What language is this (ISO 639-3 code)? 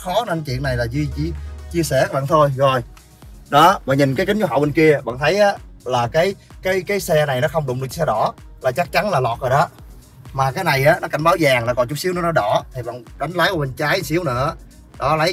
vie